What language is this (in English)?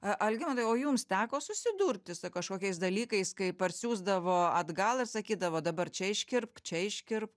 Lithuanian